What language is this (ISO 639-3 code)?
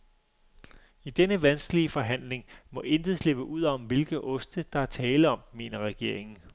dan